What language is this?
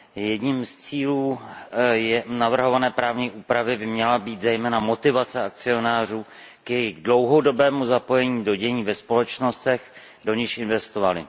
Czech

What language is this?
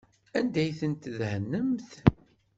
Kabyle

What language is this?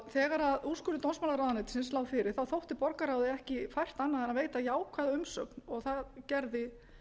Icelandic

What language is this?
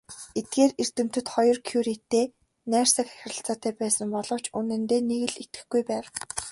Mongolian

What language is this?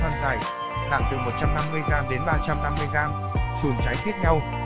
Vietnamese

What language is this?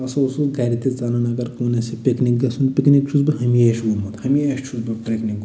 Kashmiri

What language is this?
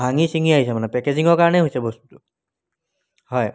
Assamese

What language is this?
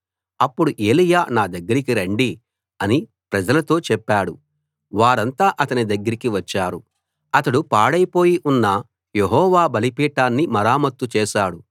Telugu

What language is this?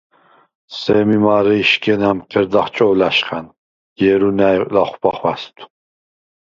Svan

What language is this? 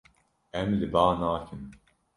Kurdish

